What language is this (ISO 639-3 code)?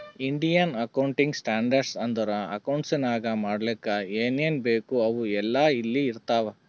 kan